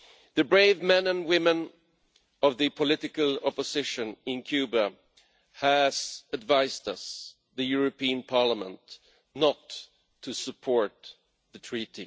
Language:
English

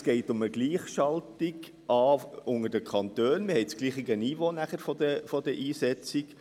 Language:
Swiss German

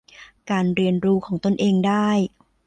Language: Thai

